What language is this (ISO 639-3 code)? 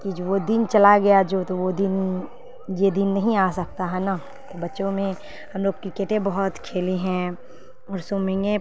urd